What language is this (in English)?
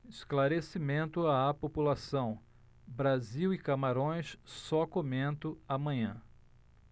Portuguese